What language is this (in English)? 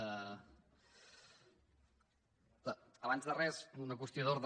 Catalan